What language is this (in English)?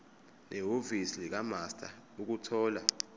Zulu